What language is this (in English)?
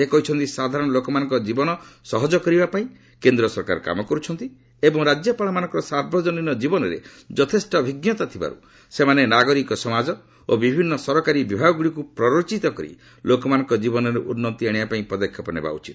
Odia